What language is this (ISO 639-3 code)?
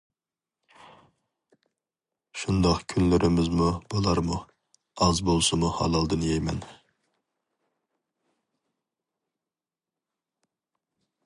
uig